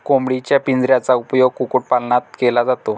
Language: Marathi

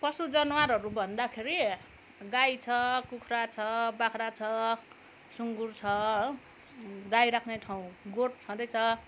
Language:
Nepali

